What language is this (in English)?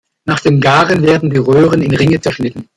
German